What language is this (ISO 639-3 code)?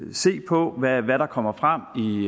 dan